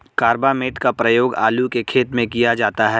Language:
Hindi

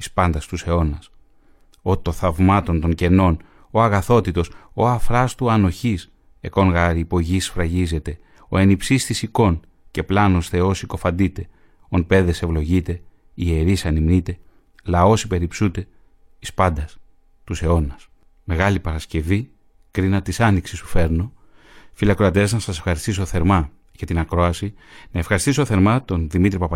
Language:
Greek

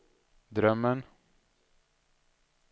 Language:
Swedish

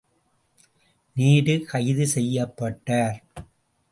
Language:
Tamil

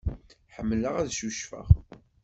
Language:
Kabyle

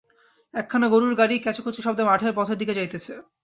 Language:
Bangla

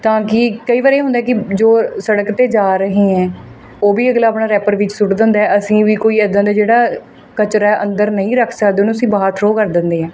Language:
Punjabi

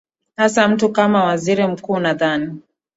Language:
Swahili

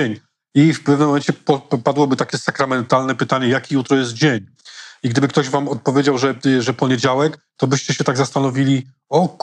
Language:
Polish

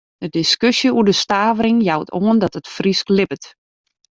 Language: Western Frisian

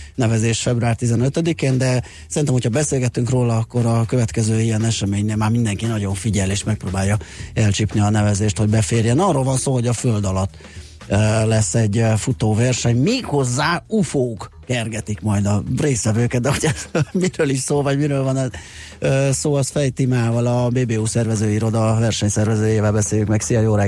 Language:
Hungarian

